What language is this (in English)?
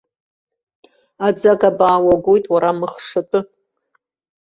Abkhazian